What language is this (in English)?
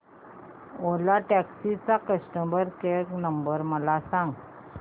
Marathi